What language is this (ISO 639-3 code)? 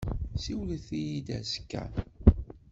kab